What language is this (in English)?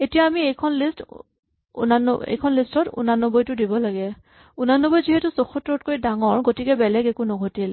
Assamese